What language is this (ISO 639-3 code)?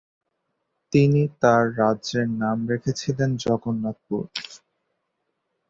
ben